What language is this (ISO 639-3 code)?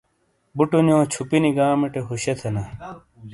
scl